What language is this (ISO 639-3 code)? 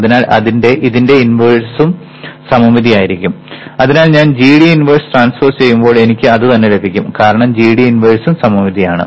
mal